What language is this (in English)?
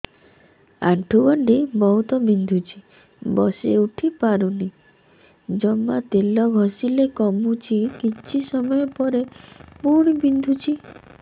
Odia